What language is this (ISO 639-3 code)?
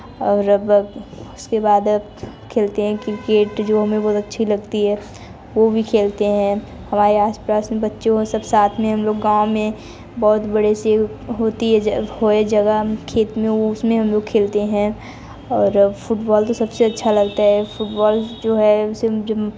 hin